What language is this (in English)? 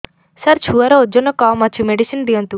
Odia